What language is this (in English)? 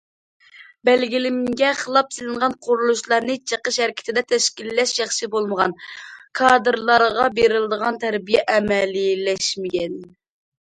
Uyghur